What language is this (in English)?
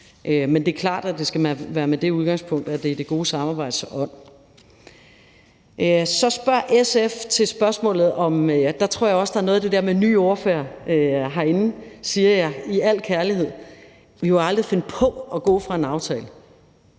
Danish